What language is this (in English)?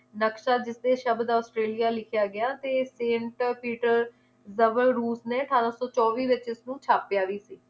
Punjabi